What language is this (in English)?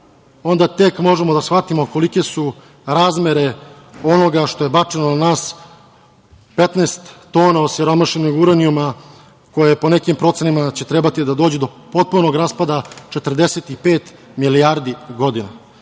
Serbian